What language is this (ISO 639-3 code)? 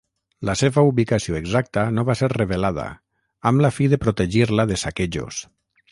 cat